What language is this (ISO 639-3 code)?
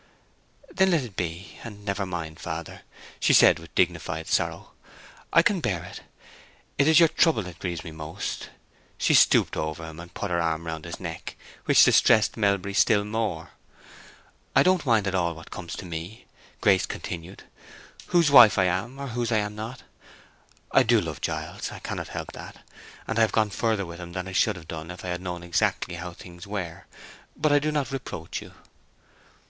eng